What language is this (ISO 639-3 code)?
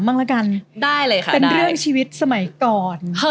tha